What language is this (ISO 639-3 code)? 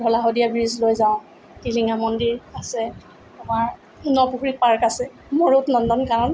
asm